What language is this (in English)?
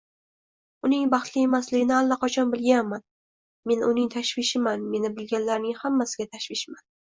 Uzbek